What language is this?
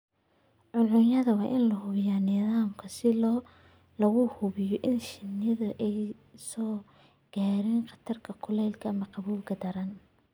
Somali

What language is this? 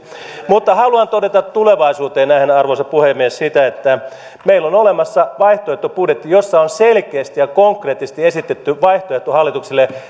Finnish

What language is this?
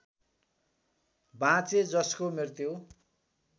Nepali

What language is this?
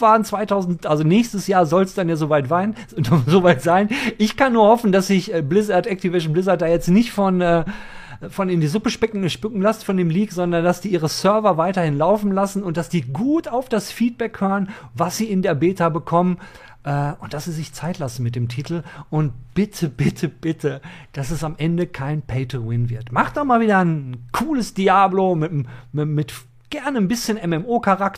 German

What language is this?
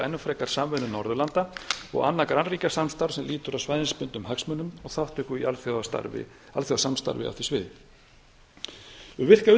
Icelandic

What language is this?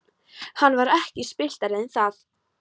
Icelandic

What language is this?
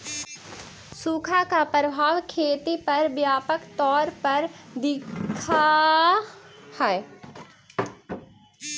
Magahi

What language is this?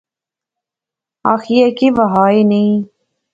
Pahari-Potwari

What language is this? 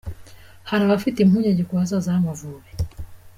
Kinyarwanda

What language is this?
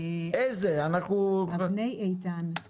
Hebrew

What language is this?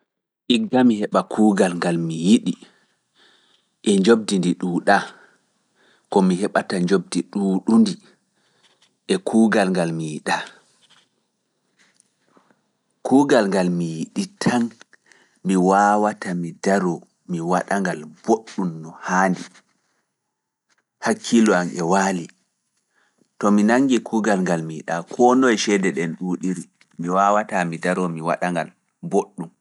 Fula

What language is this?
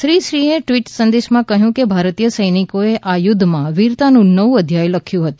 Gujarati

